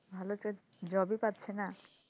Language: Bangla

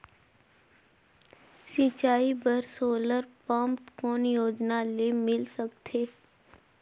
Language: Chhattisgarhi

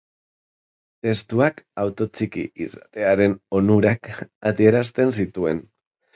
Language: Basque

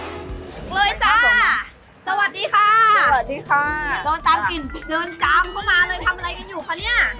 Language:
Thai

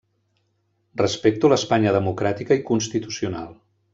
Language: Catalan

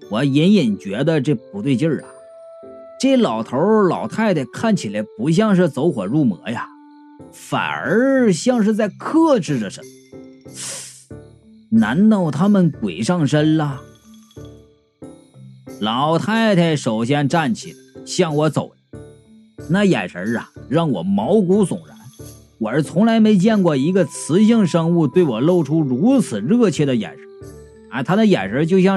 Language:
Chinese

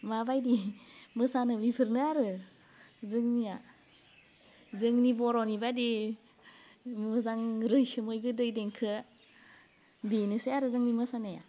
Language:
Bodo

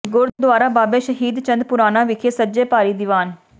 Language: Punjabi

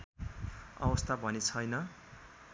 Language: Nepali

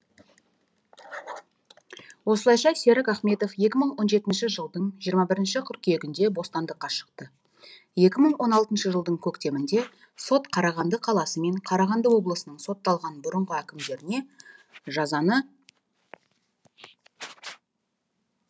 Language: Kazakh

